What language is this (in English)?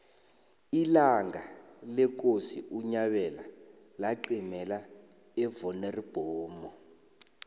South Ndebele